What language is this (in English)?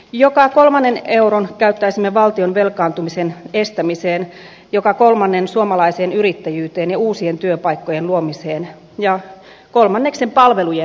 Finnish